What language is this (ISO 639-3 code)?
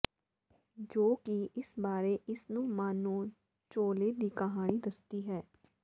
pan